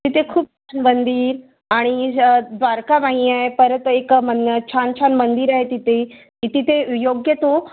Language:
Marathi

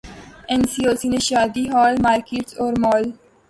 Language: Urdu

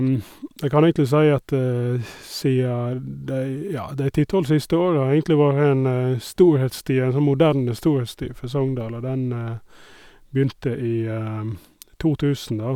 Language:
Norwegian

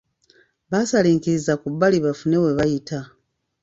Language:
Ganda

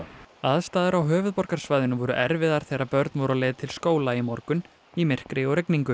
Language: Icelandic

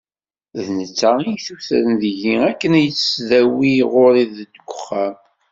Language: Kabyle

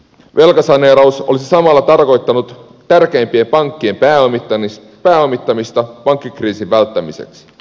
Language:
Finnish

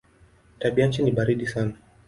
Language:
Swahili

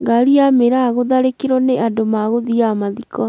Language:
Kikuyu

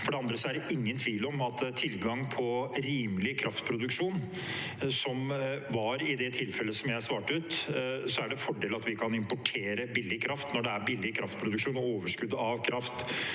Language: Norwegian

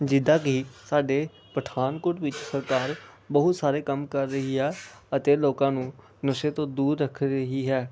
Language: Punjabi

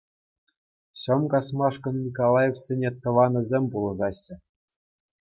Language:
Chuvash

